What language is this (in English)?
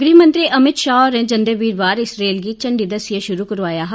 Dogri